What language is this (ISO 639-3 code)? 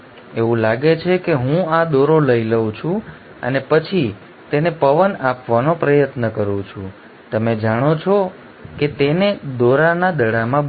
guj